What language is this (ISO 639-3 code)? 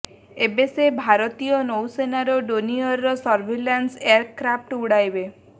ori